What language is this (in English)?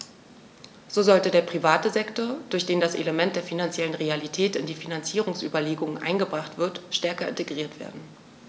German